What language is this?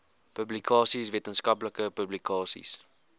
Afrikaans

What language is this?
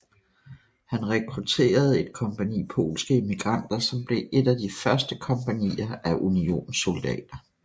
Danish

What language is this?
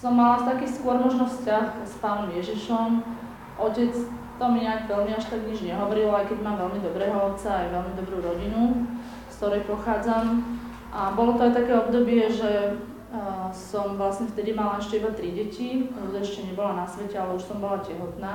Slovak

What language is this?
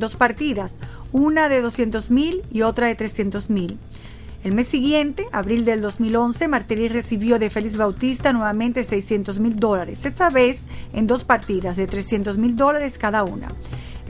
Spanish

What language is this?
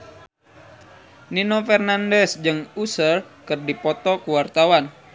Sundanese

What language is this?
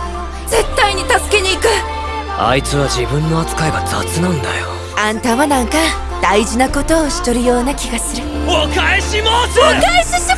Japanese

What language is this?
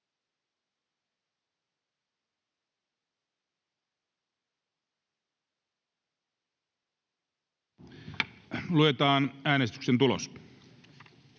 Finnish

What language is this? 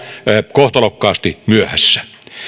Finnish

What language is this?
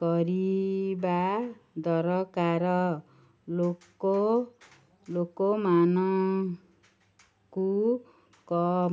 Odia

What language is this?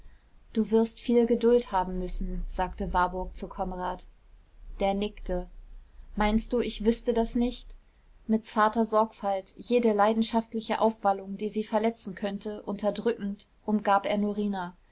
German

